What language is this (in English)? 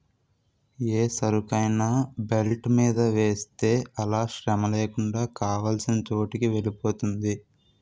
Telugu